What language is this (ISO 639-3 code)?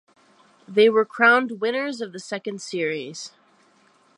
eng